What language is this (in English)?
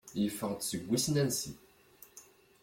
Kabyle